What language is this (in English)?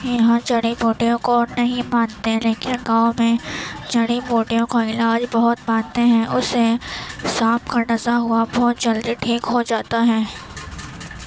Urdu